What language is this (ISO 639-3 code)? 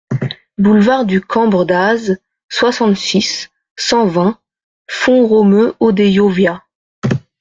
fra